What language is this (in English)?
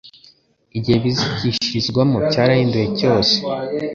Kinyarwanda